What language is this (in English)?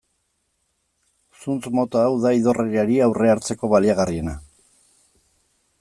Basque